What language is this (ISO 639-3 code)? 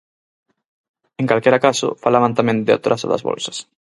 glg